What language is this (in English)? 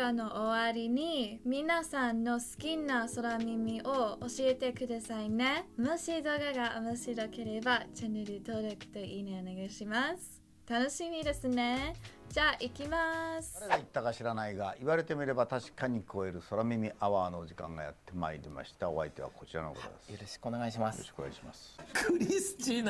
Japanese